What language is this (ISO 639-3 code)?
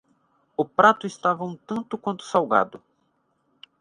por